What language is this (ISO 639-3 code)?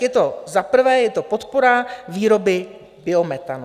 ces